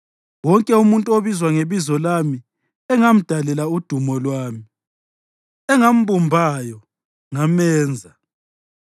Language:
North Ndebele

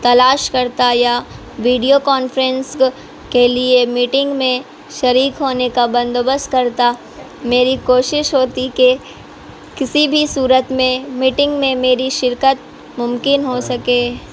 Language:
Urdu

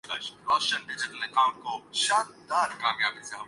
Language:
Urdu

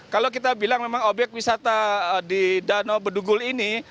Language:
Indonesian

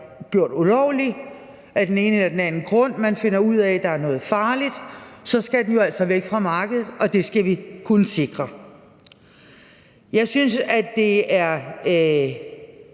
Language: Danish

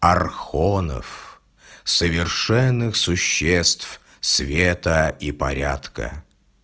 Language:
Russian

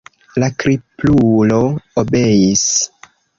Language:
Esperanto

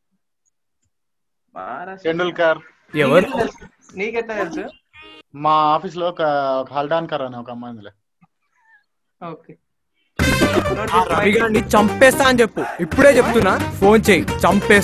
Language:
Telugu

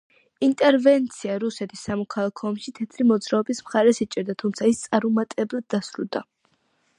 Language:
Georgian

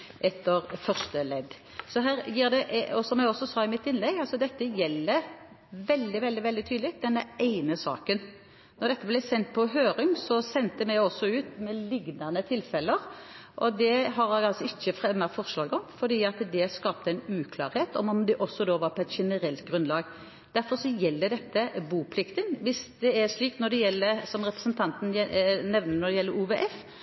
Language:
Norwegian Bokmål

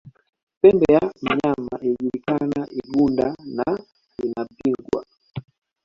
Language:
Swahili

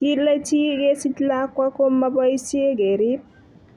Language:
Kalenjin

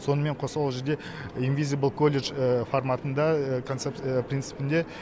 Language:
Kazakh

